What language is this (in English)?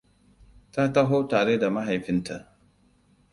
Hausa